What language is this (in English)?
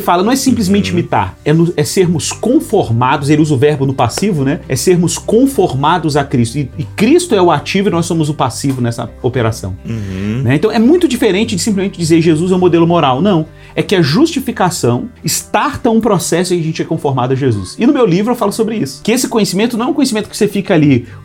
Portuguese